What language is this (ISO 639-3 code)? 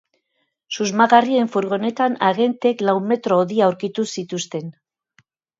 eus